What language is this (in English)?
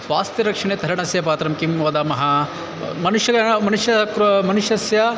Sanskrit